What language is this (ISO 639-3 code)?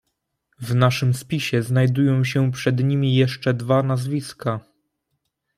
pol